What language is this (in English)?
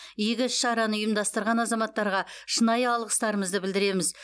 Kazakh